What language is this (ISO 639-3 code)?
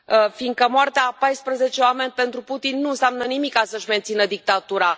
ron